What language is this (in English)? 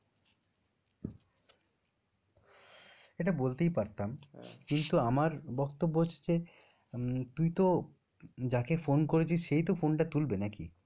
Bangla